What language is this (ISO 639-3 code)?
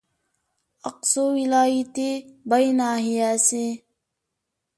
uig